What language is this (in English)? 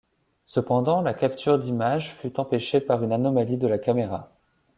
French